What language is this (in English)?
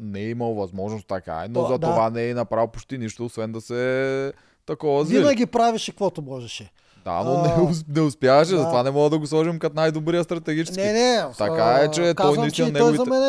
Bulgarian